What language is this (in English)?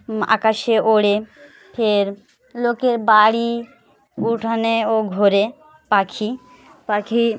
Bangla